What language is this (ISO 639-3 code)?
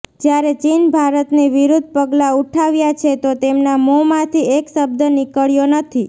guj